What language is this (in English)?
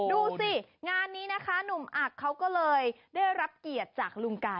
Thai